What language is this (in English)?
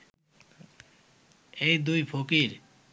Bangla